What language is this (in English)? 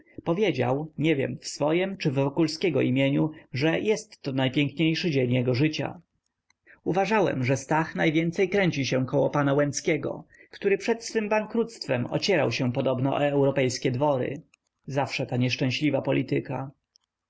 Polish